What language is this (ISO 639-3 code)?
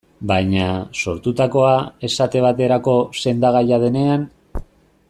eus